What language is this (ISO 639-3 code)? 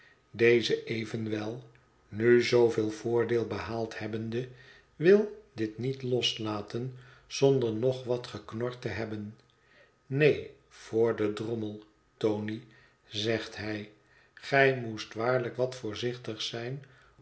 nld